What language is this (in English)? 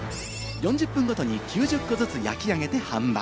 Japanese